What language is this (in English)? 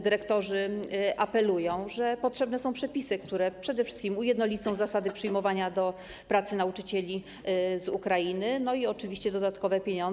Polish